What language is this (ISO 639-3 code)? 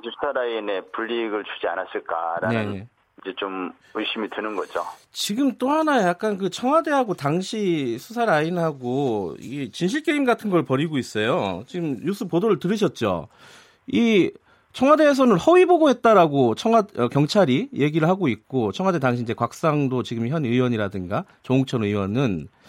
kor